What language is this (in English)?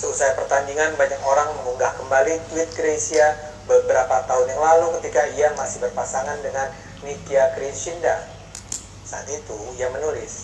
Indonesian